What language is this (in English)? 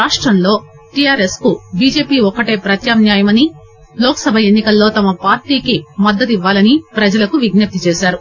Telugu